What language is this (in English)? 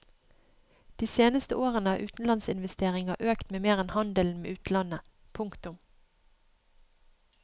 Norwegian